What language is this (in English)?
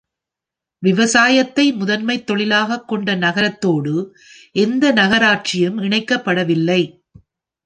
Tamil